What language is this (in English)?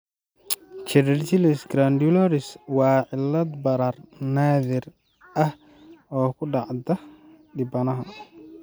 Somali